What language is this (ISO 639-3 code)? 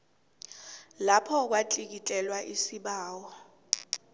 nbl